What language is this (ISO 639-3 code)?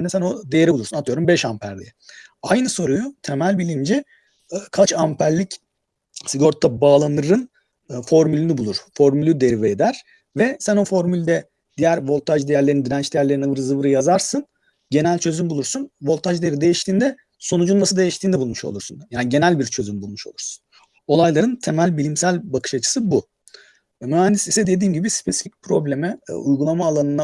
tur